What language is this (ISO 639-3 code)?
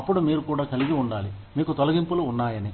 tel